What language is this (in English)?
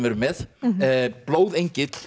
Icelandic